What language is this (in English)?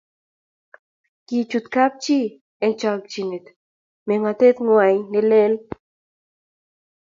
Kalenjin